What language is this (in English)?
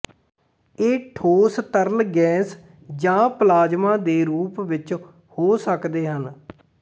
Punjabi